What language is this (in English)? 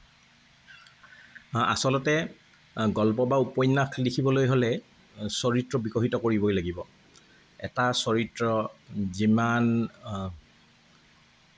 Assamese